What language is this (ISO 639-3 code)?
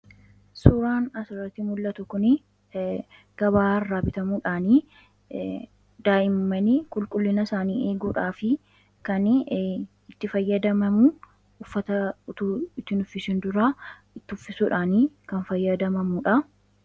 orm